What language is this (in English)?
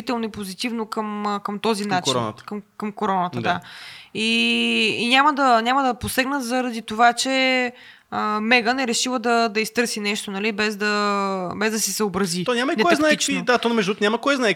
Bulgarian